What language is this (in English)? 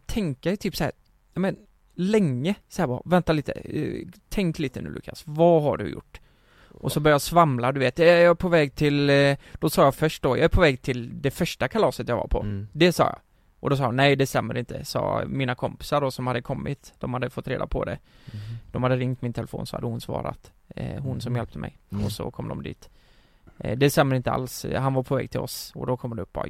Swedish